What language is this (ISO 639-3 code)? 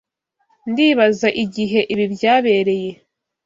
kin